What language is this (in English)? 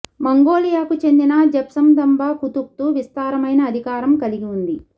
Telugu